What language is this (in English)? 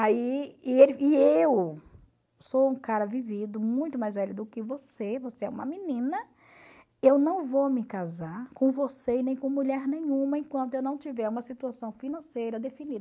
Portuguese